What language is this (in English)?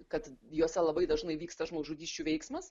Lithuanian